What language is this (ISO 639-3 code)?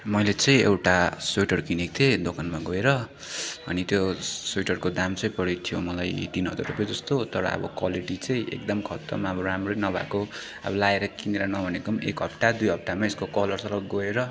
nep